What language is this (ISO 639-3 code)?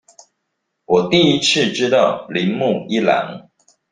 zho